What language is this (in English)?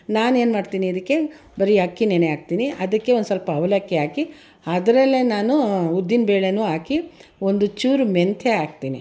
Kannada